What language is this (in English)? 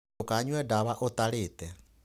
Kikuyu